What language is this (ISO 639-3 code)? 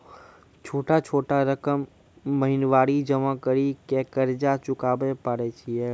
mai